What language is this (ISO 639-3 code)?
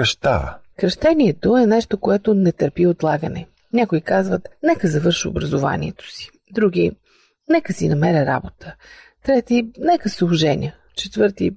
bul